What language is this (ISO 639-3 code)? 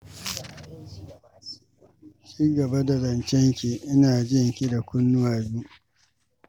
hau